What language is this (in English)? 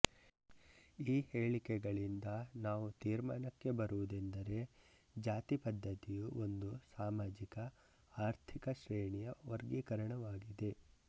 Kannada